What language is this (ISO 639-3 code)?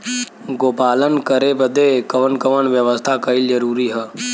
bho